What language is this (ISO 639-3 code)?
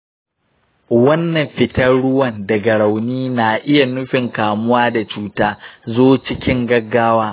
hau